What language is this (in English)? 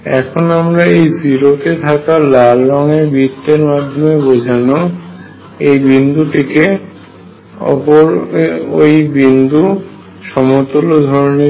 Bangla